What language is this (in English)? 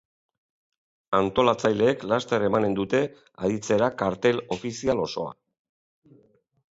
Basque